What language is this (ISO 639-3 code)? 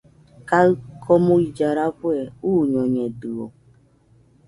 hux